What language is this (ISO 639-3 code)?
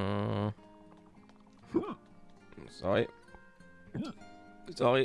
deu